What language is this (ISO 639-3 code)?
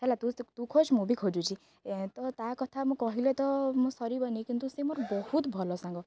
ori